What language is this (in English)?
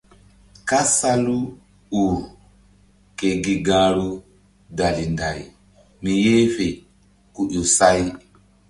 Mbum